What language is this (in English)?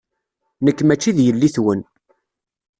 Kabyle